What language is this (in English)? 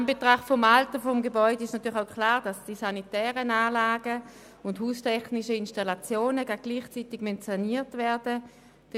Swiss German